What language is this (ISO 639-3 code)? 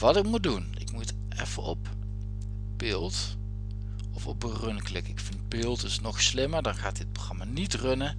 nld